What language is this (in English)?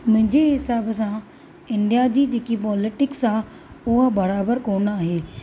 Sindhi